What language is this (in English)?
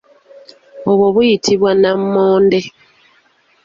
Ganda